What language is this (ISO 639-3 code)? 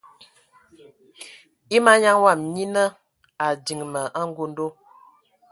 ewo